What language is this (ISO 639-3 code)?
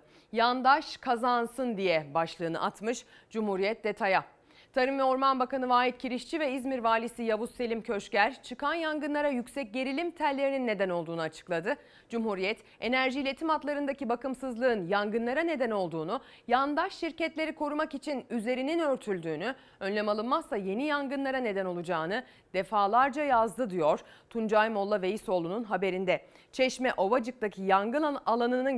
tur